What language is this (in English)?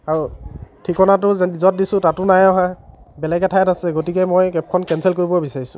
Assamese